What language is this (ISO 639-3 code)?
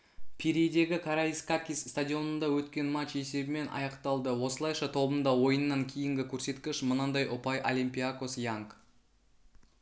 kaz